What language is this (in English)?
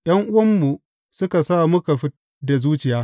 Hausa